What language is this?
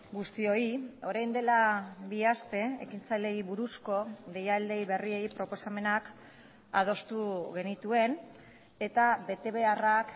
Basque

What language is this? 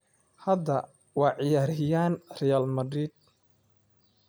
Somali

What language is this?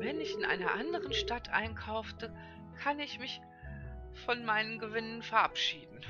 German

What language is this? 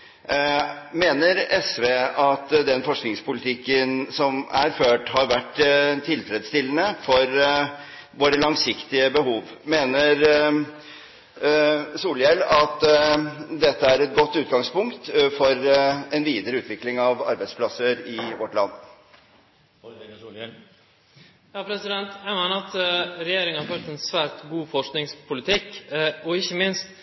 Norwegian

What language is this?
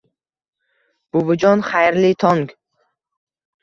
Uzbek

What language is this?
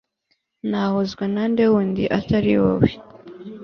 Kinyarwanda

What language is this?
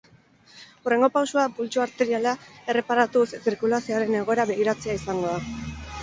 Basque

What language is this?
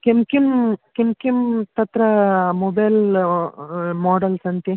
Sanskrit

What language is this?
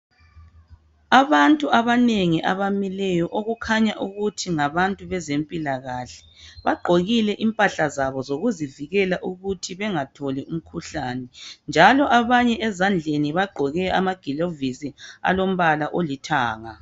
North Ndebele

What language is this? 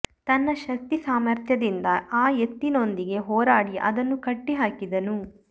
Kannada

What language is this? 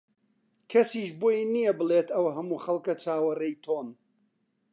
Central Kurdish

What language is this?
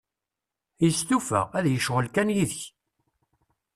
Kabyle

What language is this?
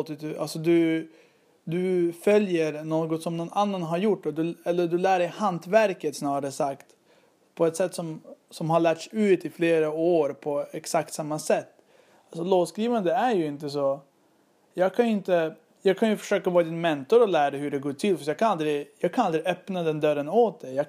Swedish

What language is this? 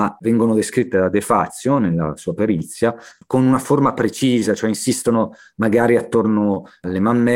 Italian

